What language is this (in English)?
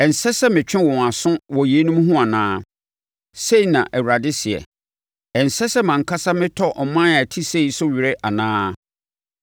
Akan